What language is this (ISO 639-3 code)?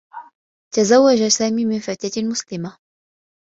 ara